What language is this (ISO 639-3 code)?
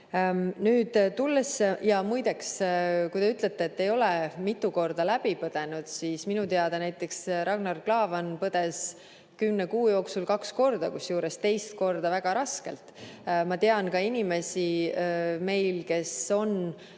est